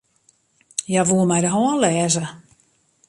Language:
Western Frisian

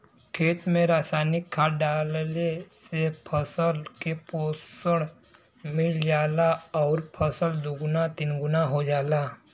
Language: Bhojpuri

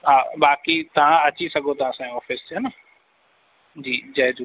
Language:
Sindhi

